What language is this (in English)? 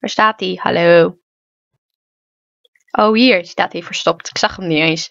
Dutch